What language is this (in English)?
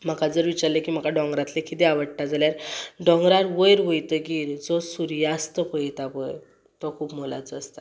Konkani